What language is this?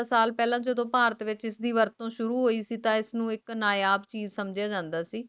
Punjabi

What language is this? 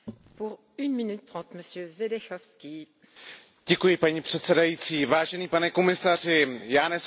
Czech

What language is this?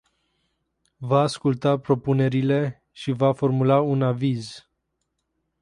Romanian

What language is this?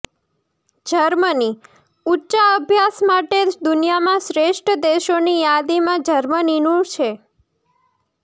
Gujarati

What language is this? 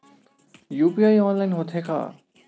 Chhattisgarhi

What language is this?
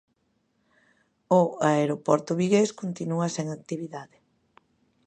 Galician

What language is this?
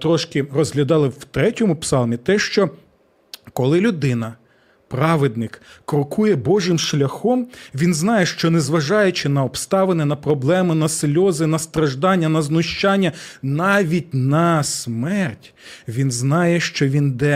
Ukrainian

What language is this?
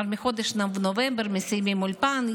Hebrew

